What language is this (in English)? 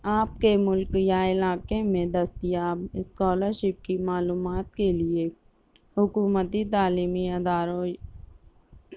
Urdu